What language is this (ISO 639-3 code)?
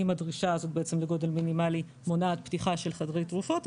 heb